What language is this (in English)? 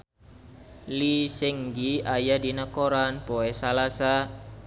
Sundanese